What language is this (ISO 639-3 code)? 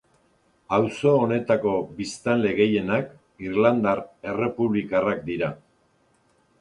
eus